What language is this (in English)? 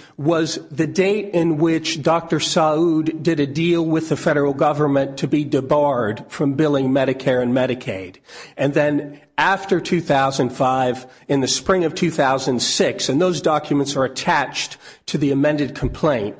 English